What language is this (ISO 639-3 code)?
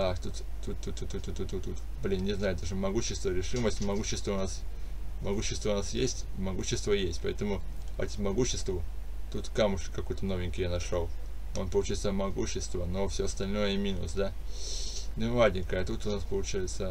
rus